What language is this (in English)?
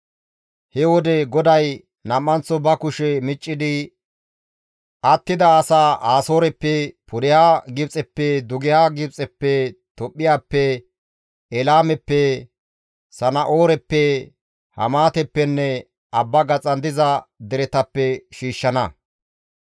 Gamo